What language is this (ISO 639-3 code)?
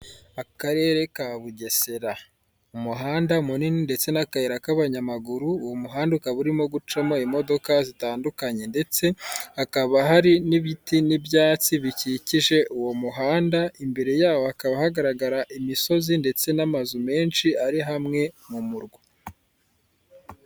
kin